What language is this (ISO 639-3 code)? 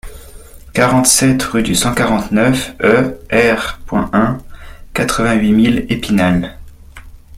fra